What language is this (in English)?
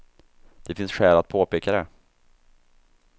Swedish